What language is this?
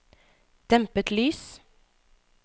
Norwegian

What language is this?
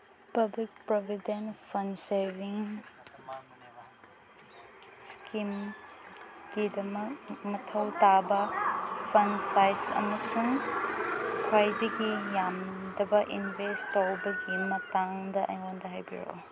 Manipuri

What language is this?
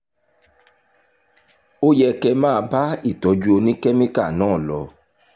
Yoruba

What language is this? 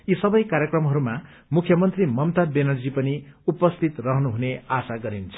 Nepali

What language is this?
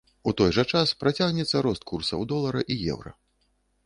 Belarusian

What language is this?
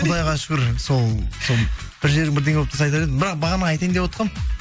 Kazakh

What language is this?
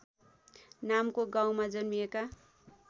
Nepali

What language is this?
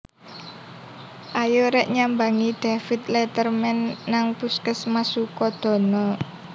Javanese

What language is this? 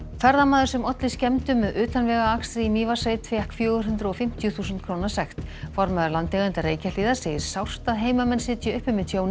Icelandic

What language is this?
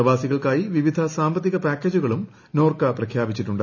Malayalam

